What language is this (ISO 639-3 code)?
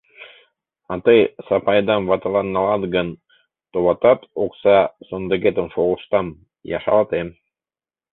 chm